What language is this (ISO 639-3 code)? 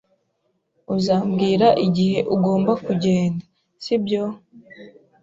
kin